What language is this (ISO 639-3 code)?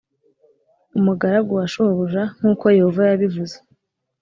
kin